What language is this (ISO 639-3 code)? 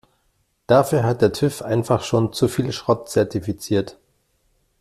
deu